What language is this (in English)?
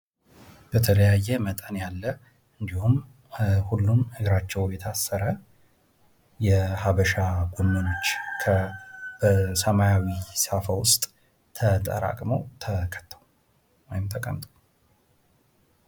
Amharic